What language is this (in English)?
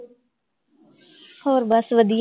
Punjabi